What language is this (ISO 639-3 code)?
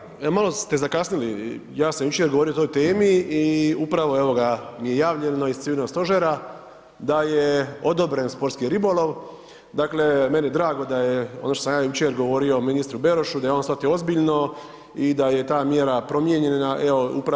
hrv